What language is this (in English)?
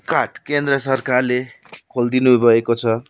Nepali